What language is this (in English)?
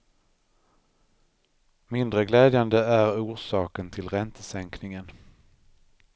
Swedish